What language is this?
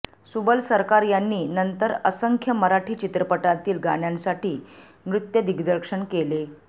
Marathi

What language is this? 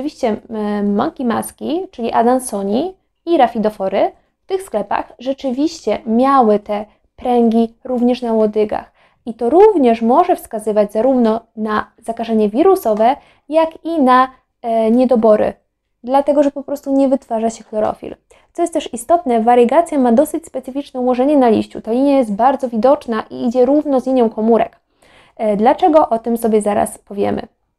Polish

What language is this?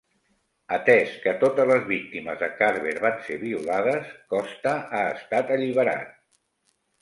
Catalan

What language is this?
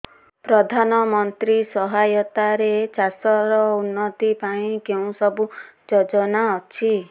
Odia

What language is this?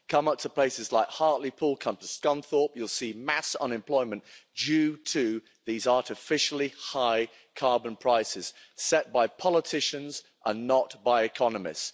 English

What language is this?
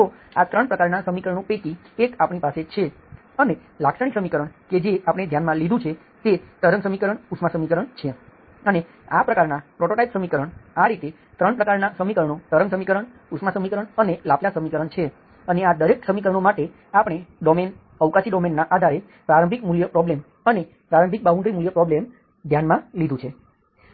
Gujarati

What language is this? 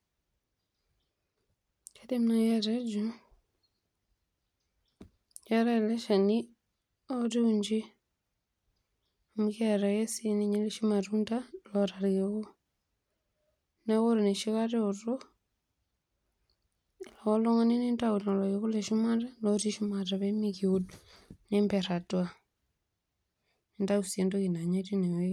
Masai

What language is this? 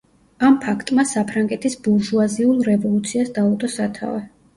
Georgian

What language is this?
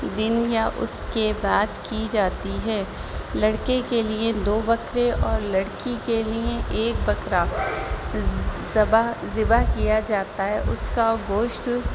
Urdu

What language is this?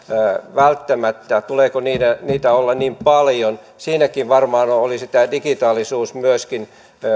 Finnish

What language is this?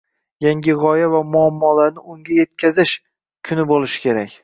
Uzbek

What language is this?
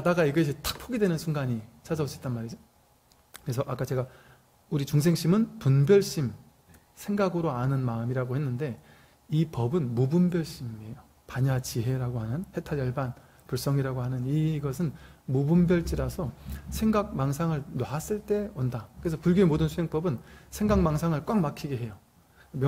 Korean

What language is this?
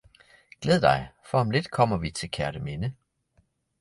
Danish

